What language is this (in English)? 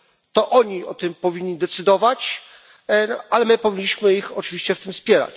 Polish